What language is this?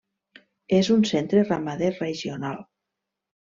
Catalan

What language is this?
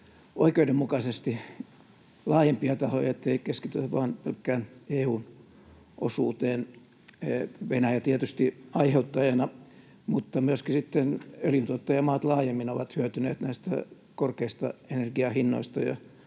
Finnish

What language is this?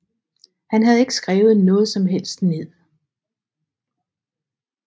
Danish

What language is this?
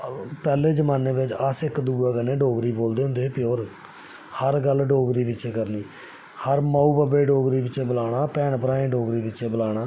Dogri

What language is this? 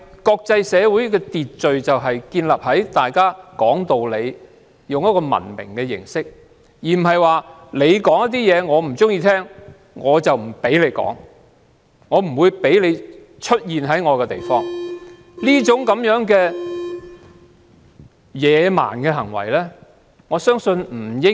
Cantonese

